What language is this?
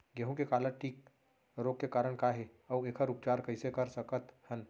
Chhattisgarhi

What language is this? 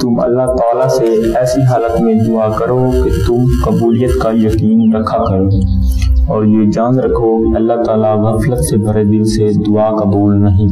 Turkish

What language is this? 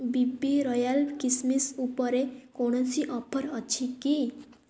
Odia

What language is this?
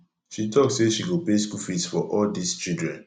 Nigerian Pidgin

